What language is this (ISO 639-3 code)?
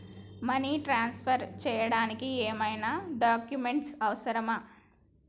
tel